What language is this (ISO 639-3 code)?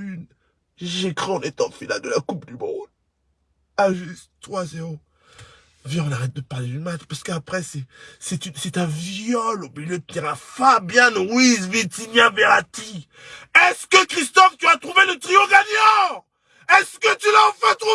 fra